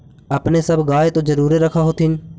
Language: Magahi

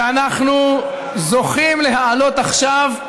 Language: Hebrew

